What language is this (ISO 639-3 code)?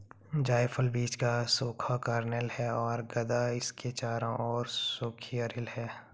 hin